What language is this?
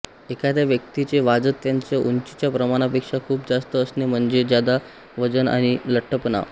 Marathi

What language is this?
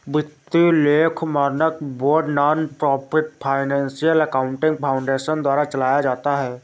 Hindi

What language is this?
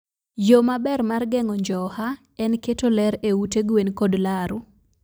Luo (Kenya and Tanzania)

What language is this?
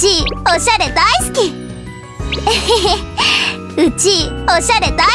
Japanese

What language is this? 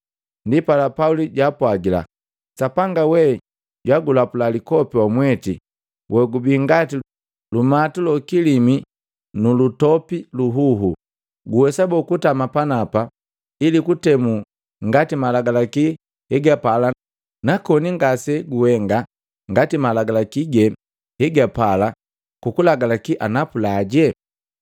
Matengo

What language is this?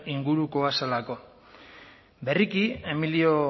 Basque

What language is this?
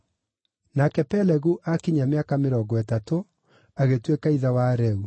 Kikuyu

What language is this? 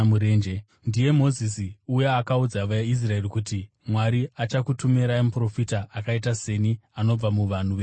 Shona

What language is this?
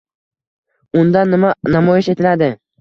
Uzbek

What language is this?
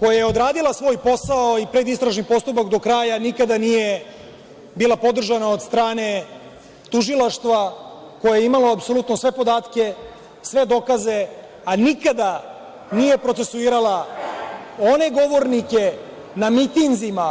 Serbian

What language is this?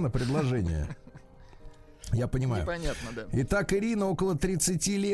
Russian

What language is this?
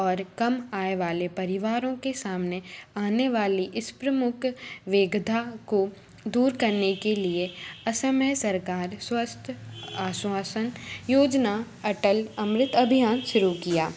Hindi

